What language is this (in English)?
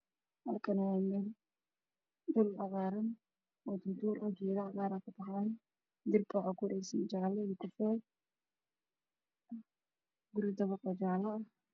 Somali